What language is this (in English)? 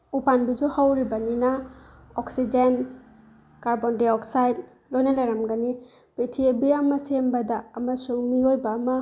Manipuri